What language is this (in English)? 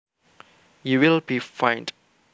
Javanese